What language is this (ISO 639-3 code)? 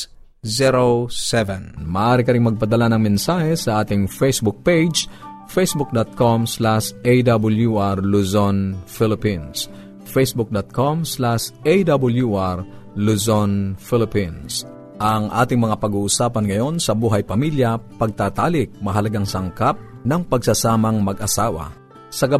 fil